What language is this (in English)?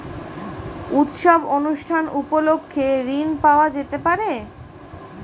Bangla